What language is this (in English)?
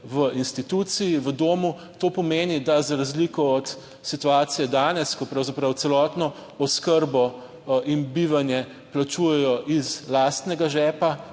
Slovenian